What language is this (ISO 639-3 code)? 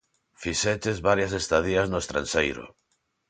glg